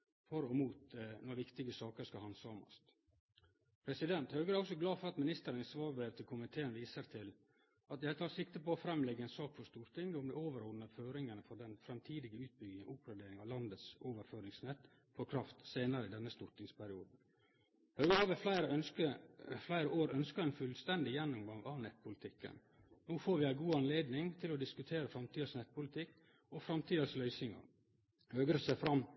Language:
Norwegian Nynorsk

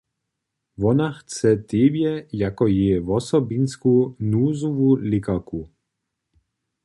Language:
Upper Sorbian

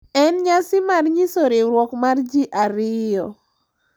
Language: Luo (Kenya and Tanzania)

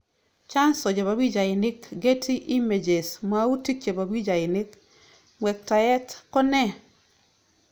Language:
Kalenjin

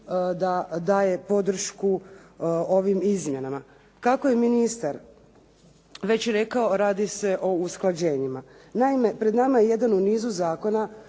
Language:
Croatian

